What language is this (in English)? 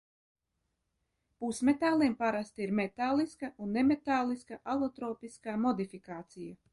Latvian